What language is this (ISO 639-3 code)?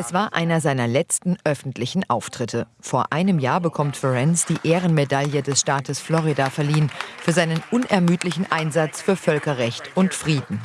deu